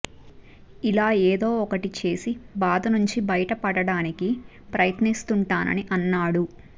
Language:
Telugu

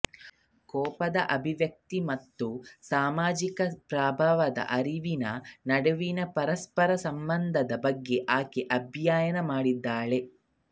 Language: Kannada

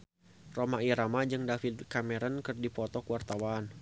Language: Sundanese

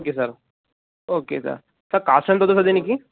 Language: Telugu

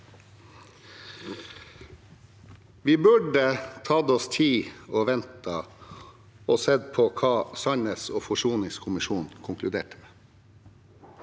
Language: Norwegian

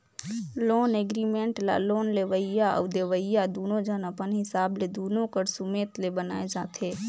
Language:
Chhattisgarhi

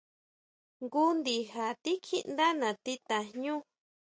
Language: Huautla Mazatec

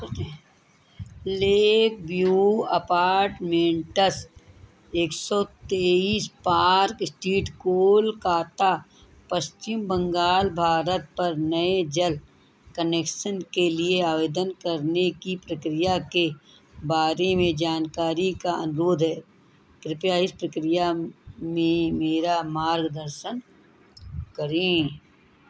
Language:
Hindi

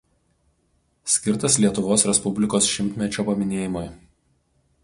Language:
Lithuanian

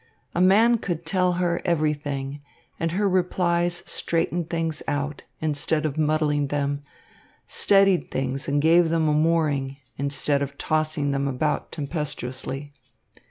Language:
English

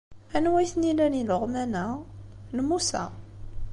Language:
Kabyle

